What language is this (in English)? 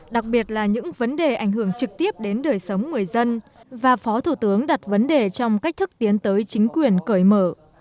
Vietnamese